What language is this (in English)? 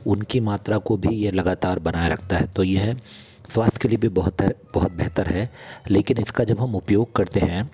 Hindi